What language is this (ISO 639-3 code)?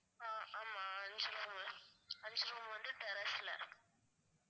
tam